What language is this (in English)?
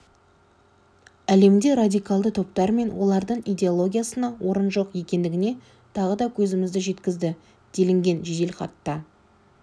Kazakh